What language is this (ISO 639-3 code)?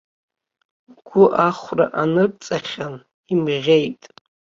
abk